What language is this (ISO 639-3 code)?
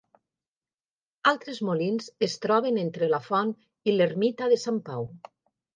cat